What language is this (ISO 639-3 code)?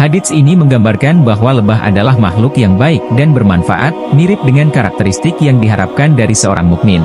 ind